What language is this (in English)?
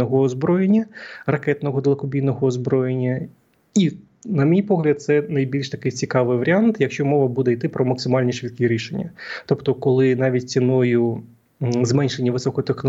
Ukrainian